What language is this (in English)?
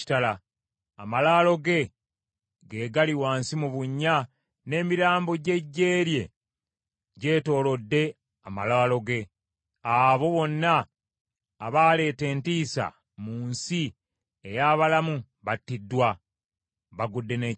Ganda